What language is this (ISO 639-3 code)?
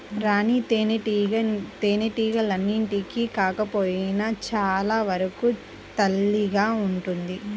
tel